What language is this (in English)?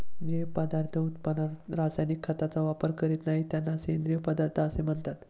Marathi